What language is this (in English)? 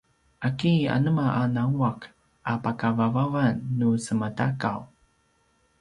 Paiwan